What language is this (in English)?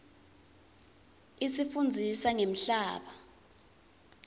Swati